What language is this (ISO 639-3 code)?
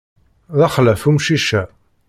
kab